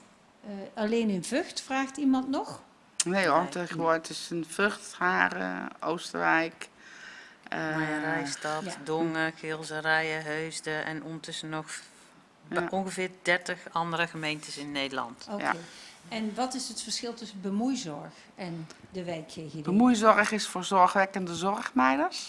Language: Dutch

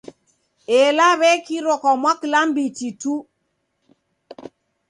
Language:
Taita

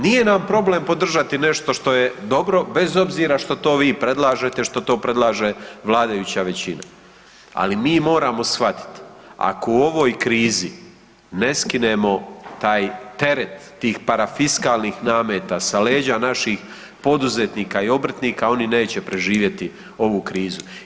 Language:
Croatian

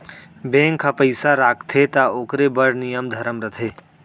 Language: Chhattisgarhi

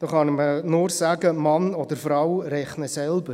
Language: Swiss German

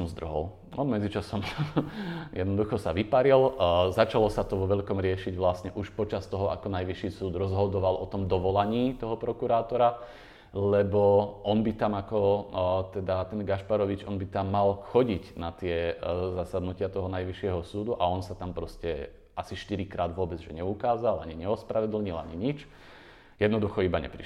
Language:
Slovak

